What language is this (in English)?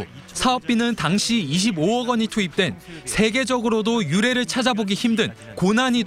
Korean